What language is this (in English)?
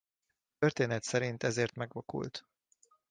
Hungarian